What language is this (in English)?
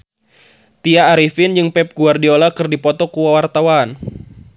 Sundanese